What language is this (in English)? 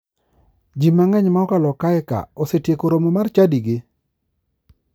Luo (Kenya and Tanzania)